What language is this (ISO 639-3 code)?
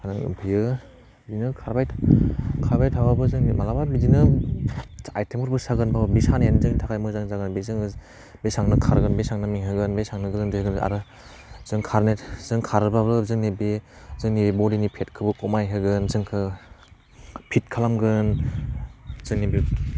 brx